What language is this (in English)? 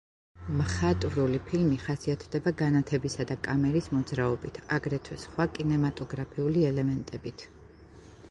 Georgian